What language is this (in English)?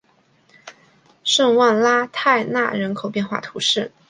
Chinese